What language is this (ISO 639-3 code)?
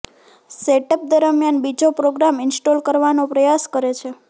guj